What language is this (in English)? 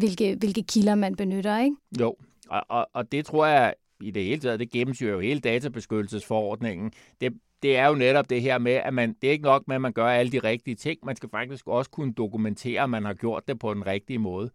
Danish